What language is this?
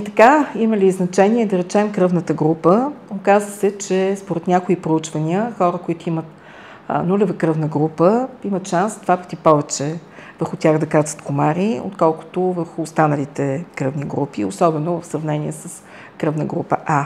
Bulgarian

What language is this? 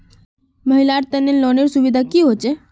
Magahi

